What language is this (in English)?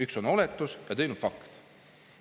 Estonian